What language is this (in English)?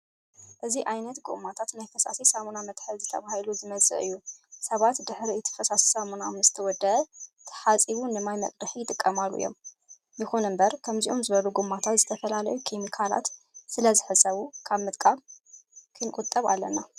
Tigrinya